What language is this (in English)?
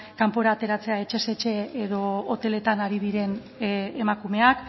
Basque